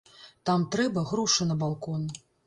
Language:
Belarusian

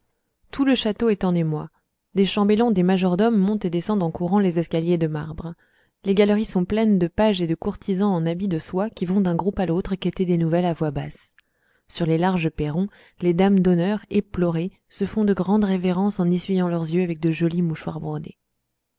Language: French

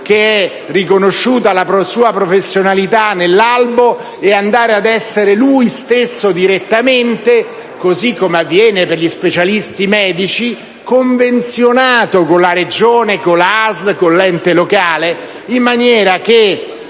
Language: Italian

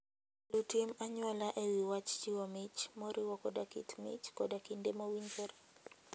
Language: Luo (Kenya and Tanzania)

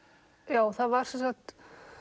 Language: Icelandic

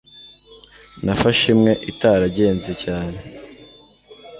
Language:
Kinyarwanda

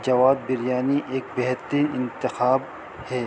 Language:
Urdu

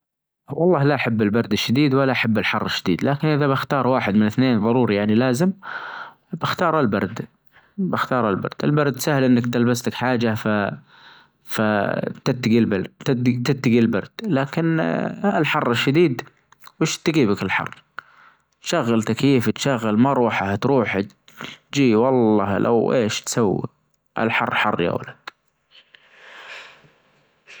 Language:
Najdi Arabic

